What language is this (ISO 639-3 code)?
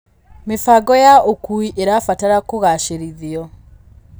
kik